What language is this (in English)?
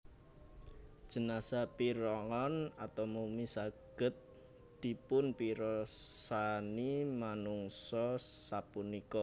Javanese